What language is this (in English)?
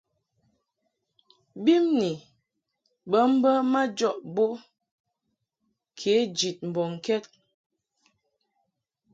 Mungaka